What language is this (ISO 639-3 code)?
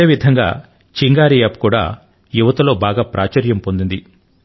tel